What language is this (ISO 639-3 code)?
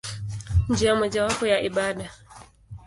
swa